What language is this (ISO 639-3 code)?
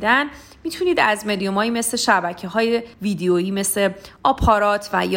fas